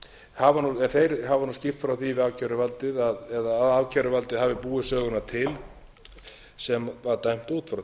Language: Icelandic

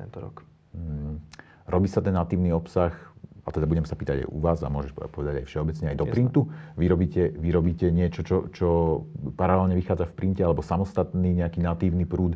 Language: Slovak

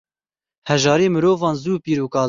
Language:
Kurdish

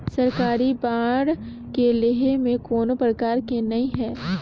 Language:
Chhattisgarhi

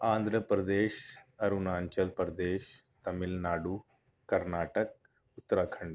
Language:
Urdu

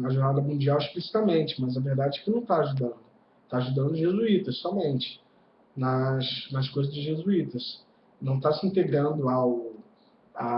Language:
Portuguese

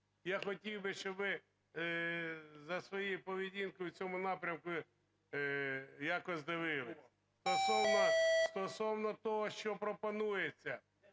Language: Ukrainian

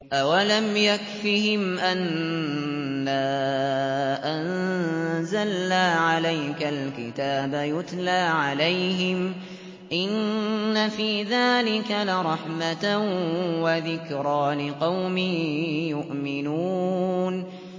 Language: Arabic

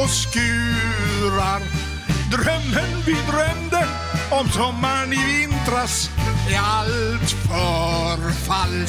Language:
Swedish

